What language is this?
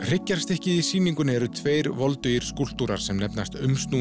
Icelandic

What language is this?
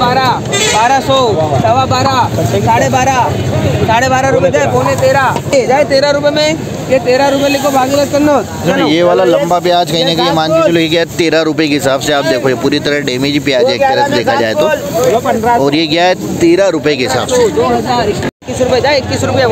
Hindi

